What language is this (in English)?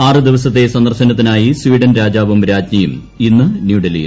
Malayalam